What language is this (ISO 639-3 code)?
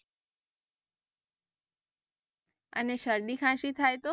guj